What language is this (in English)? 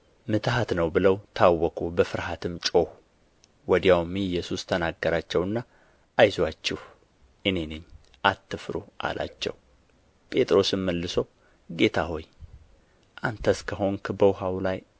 Amharic